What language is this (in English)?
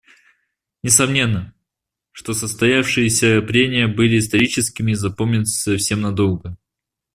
Russian